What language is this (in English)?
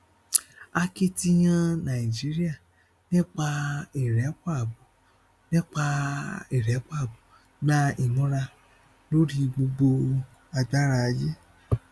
Yoruba